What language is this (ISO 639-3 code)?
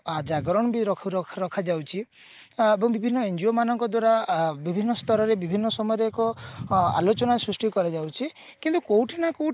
ori